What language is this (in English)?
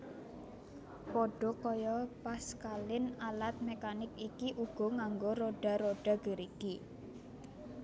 Javanese